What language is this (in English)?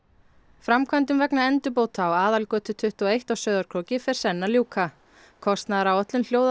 Icelandic